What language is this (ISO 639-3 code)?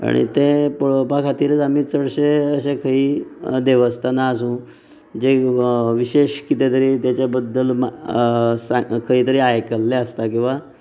kok